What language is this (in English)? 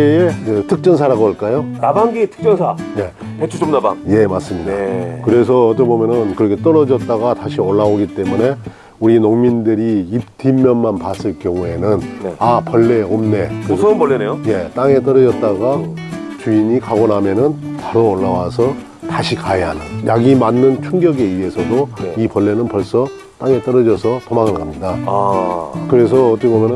Korean